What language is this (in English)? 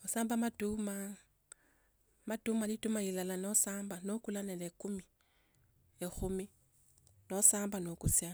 Tsotso